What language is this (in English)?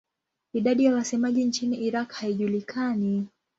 Swahili